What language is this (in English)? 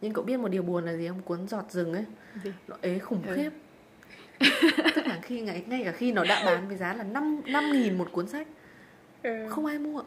Vietnamese